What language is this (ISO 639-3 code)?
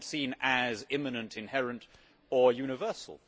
eng